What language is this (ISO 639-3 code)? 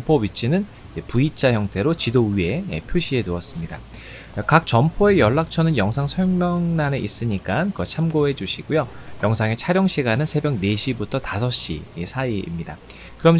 kor